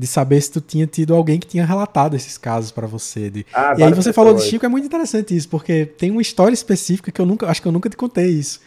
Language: Portuguese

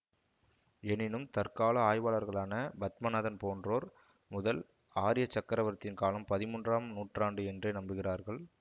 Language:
Tamil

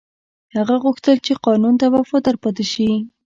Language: Pashto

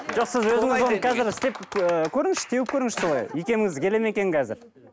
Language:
Kazakh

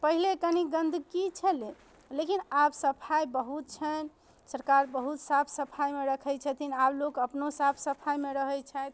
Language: Maithili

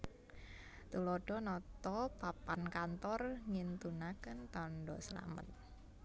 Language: Javanese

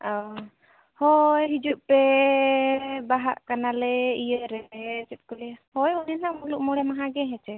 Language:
Santali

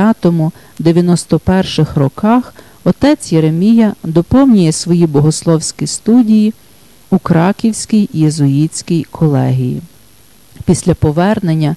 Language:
Ukrainian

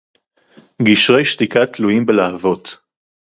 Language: Hebrew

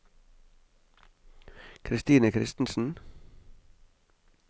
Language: Norwegian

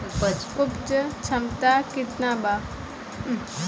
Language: Bhojpuri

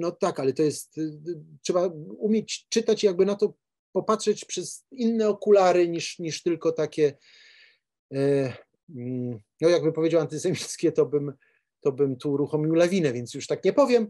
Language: Polish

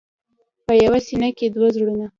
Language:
Pashto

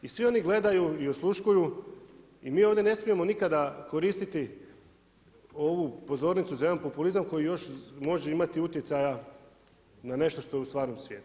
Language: Croatian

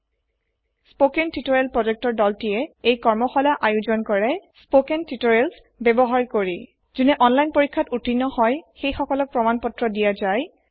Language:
Assamese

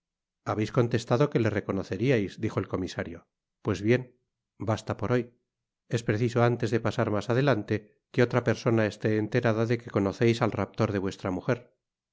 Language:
Spanish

